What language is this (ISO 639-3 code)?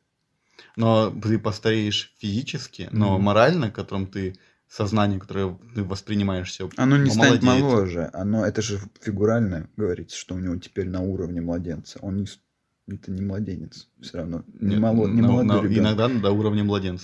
rus